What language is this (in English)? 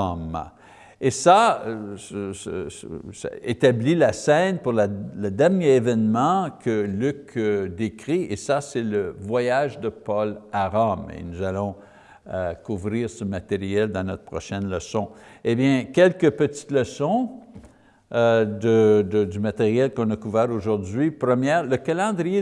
French